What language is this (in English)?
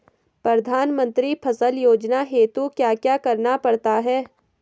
Hindi